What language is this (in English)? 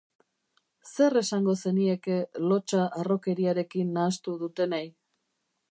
Basque